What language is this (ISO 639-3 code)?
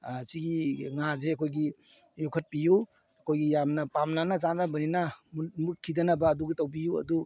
mni